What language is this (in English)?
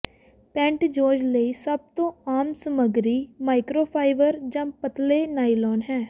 Punjabi